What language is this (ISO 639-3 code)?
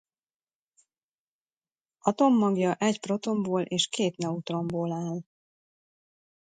hun